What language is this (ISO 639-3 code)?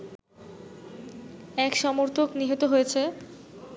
ben